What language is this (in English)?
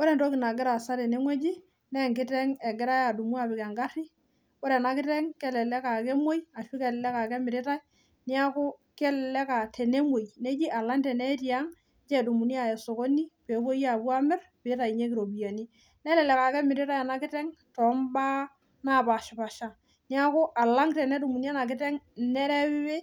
Masai